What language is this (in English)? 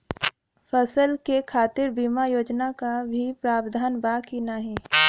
Bhojpuri